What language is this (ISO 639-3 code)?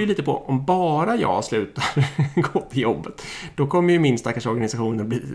swe